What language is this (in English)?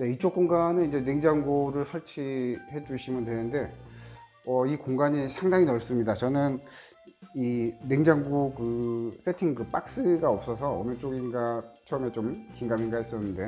Korean